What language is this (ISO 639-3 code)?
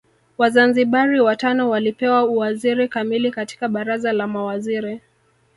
swa